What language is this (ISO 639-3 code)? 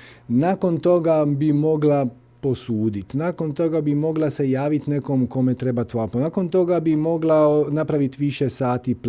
hrv